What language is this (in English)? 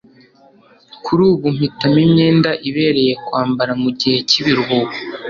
Kinyarwanda